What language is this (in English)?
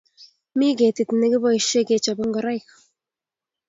Kalenjin